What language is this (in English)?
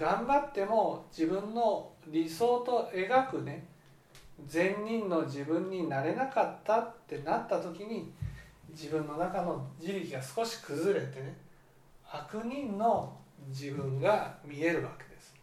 Japanese